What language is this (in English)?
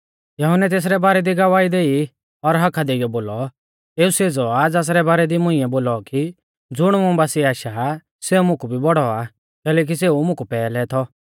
Mahasu Pahari